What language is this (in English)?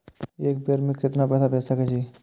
Maithili